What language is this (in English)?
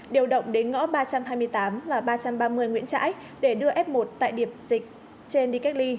Vietnamese